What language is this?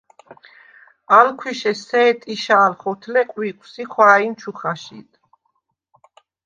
Svan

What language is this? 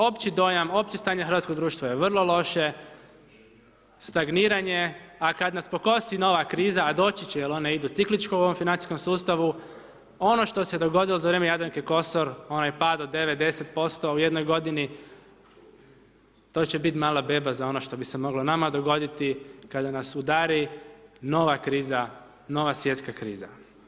Croatian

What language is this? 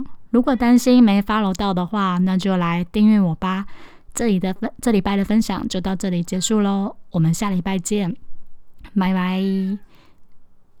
Chinese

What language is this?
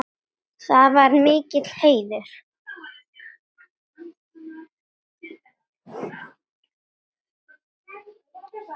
Icelandic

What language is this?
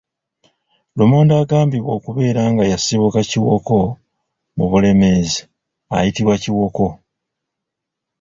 Ganda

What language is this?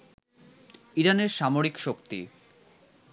Bangla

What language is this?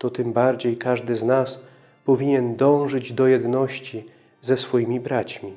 Polish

